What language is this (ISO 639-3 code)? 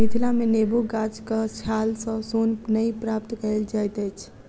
mai